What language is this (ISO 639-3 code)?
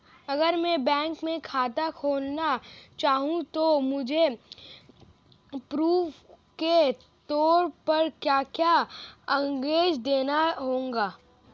hin